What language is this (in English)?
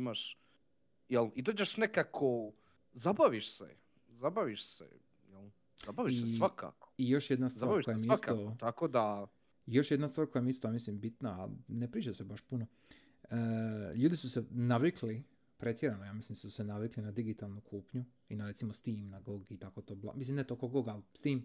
Croatian